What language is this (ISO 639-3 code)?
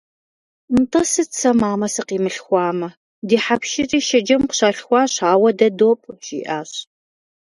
kbd